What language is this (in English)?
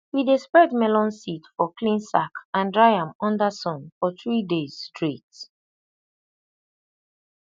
Nigerian Pidgin